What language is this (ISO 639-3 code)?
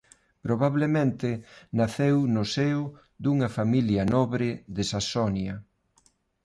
glg